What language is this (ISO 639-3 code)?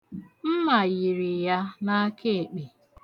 ibo